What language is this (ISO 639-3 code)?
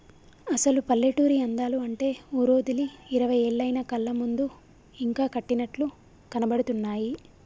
tel